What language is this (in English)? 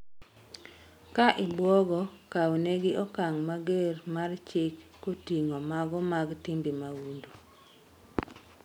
Luo (Kenya and Tanzania)